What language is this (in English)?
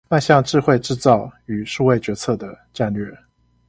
Chinese